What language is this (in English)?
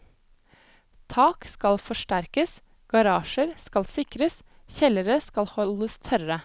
Norwegian